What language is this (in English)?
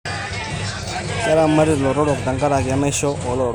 Masai